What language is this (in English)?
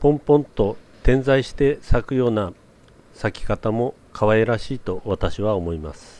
Japanese